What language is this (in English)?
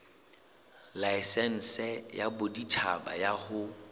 Southern Sotho